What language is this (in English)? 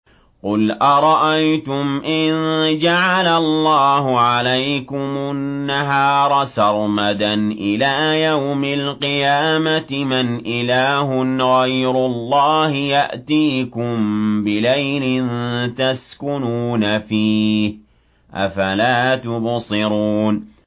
Arabic